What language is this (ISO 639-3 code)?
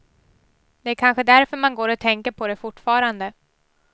swe